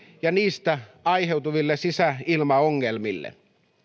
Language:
Finnish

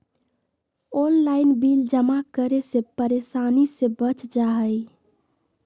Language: Magahi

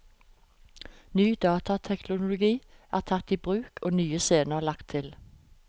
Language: Norwegian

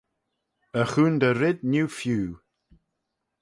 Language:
Manx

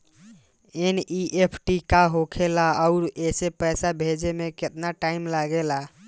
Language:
Bhojpuri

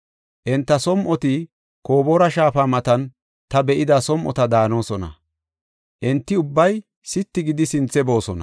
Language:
Gofa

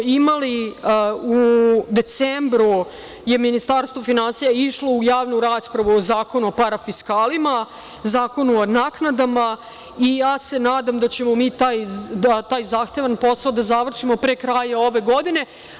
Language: Serbian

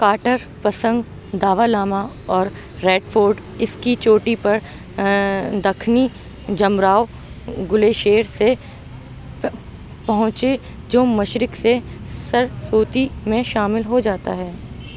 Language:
Urdu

